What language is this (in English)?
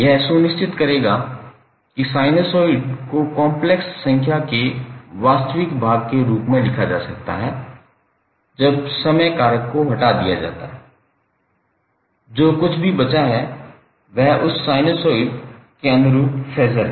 Hindi